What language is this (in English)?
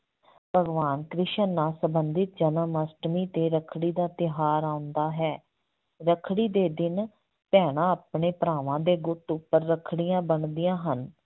Punjabi